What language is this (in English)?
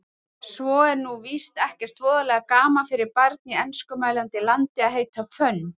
Icelandic